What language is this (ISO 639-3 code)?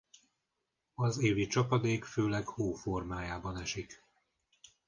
hun